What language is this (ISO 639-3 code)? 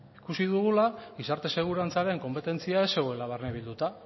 eus